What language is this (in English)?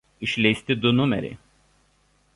Lithuanian